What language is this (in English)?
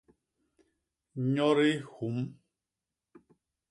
Basaa